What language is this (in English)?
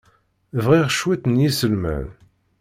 Kabyle